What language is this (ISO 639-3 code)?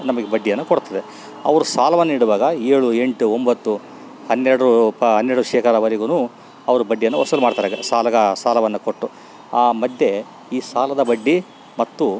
kan